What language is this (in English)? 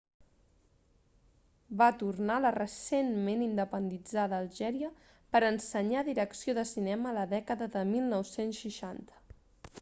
Catalan